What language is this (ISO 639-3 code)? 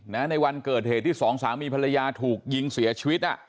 tha